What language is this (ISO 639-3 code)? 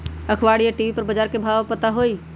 mag